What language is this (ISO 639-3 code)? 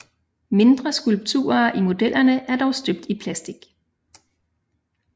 dan